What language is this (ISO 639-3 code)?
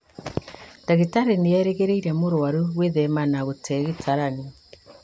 kik